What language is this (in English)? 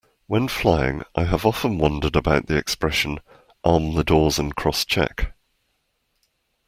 English